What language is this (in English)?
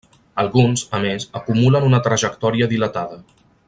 Catalan